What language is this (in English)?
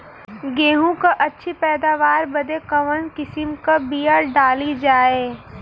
Bhojpuri